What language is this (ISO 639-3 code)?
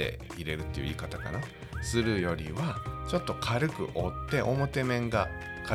jpn